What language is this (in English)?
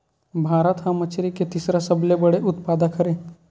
Chhattisgarhi